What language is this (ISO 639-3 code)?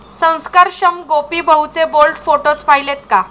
mar